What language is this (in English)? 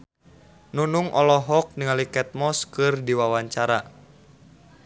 Sundanese